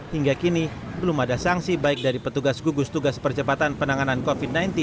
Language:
Indonesian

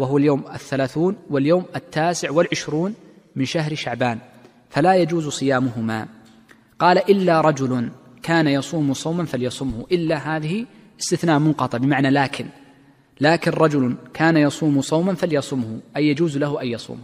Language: Arabic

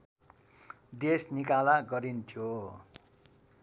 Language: Nepali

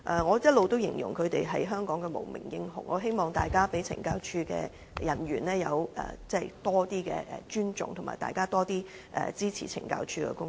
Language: Cantonese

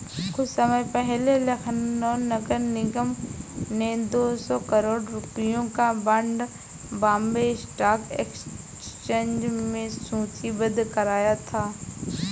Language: Hindi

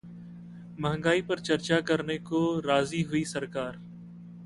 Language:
Hindi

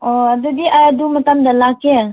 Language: Manipuri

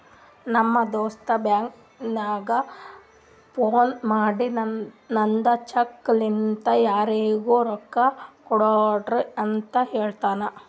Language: Kannada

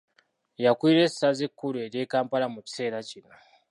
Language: Ganda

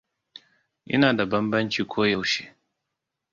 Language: Hausa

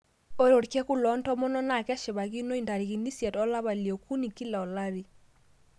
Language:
Masai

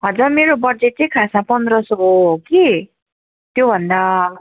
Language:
Nepali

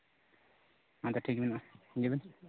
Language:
Santali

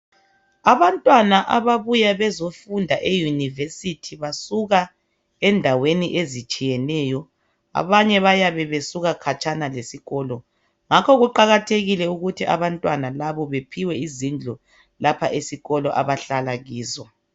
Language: North Ndebele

